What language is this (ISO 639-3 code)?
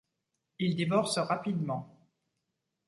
fra